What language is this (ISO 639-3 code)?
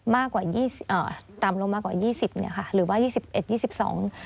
tha